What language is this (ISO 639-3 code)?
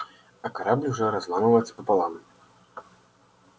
rus